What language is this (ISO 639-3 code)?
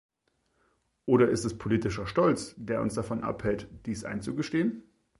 deu